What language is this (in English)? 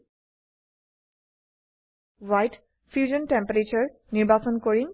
Assamese